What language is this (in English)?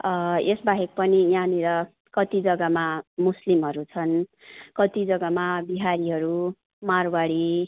Nepali